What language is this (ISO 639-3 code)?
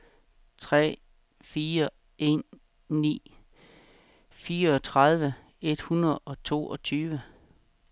dan